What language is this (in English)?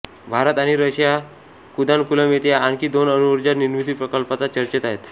Marathi